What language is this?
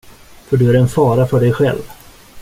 Swedish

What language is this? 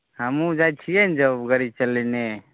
Maithili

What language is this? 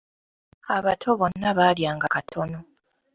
Ganda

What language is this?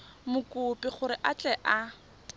Tswana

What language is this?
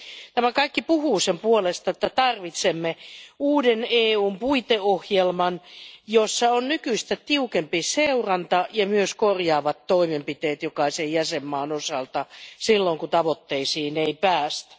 Finnish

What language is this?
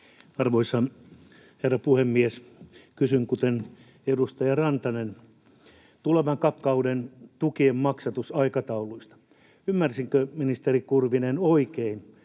Finnish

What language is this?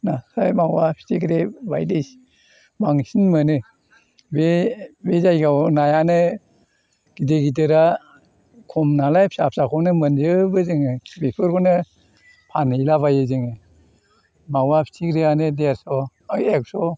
Bodo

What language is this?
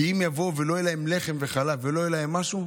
Hebrew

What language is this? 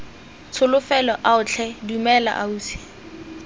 Tswana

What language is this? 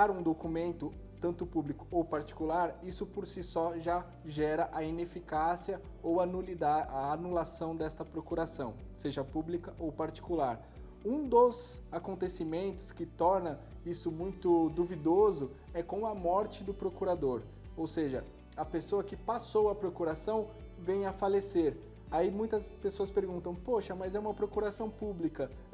Portuguese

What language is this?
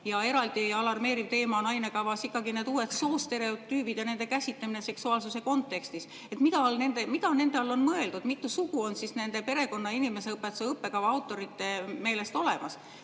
Estonian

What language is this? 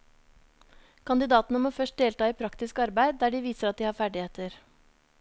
Norwegian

